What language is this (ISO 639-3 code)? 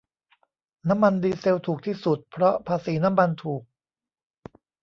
tha